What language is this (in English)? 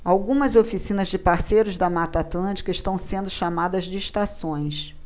Portuguese